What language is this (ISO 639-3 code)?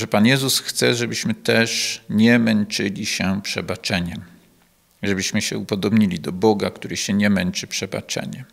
pol